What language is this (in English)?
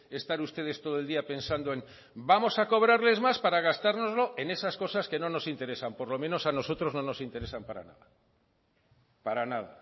Spanish